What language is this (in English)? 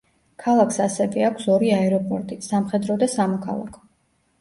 Georgian